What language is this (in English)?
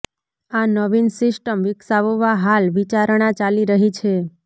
Gujarati